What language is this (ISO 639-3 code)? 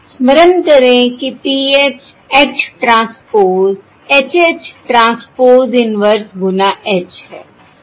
hin